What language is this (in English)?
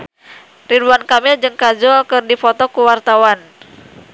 Sundanese